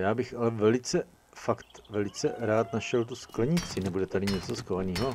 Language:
Czech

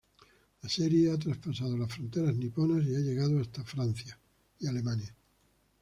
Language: Spanish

